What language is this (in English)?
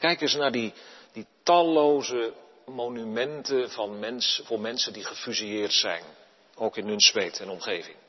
Dutch